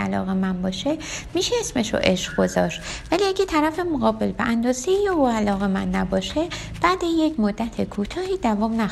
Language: Persian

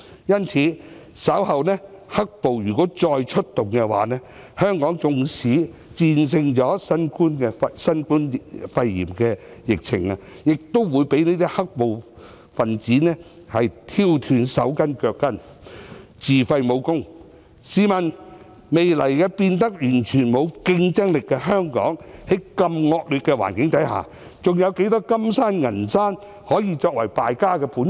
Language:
Cantonese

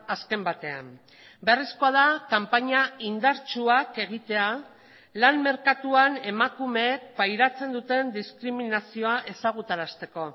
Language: Basque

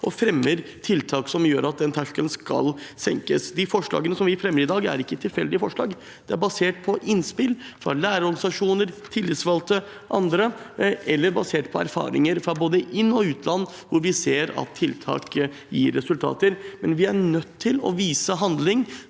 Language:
Norwegian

